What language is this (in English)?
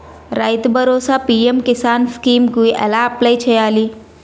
Telugu